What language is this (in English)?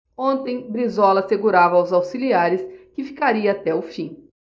Portuguese